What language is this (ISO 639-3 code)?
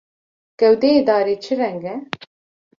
kur